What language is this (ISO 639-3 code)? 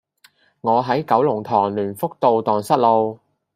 yue